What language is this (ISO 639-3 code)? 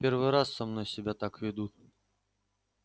rus